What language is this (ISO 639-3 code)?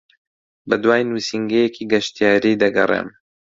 ckb